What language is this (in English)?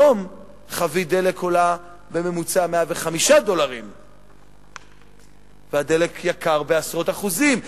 Hebrew